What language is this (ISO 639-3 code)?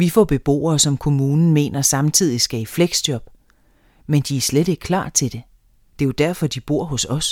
dan